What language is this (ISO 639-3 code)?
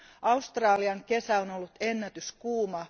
fin